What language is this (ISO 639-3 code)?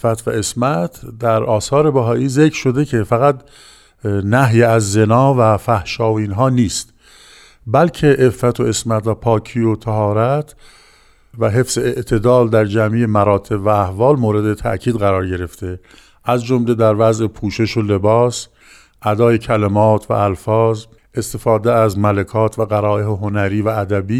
fas